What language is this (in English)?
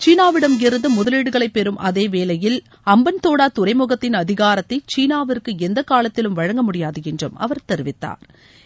Tamil